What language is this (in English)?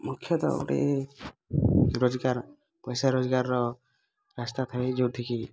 Odia